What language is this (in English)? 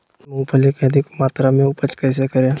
Magahi